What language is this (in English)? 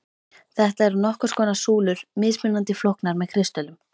Icelandic